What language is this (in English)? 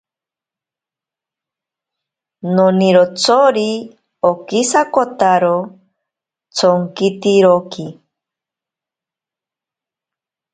Ashéninka Perené